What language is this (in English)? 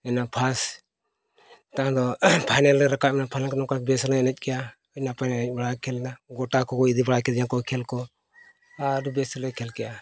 Santali